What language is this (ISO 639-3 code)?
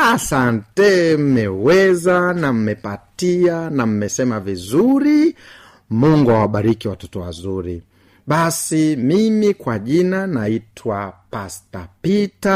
swa